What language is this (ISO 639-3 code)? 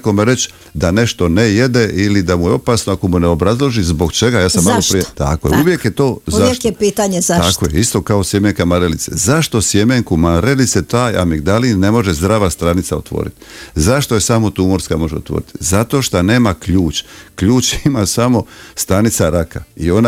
hrv